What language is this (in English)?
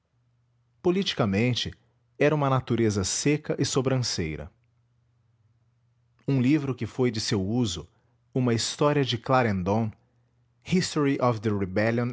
Portuguese